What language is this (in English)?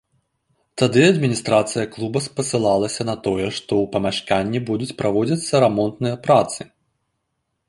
Belarusian